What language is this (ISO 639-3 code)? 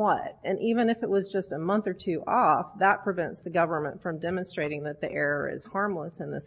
eng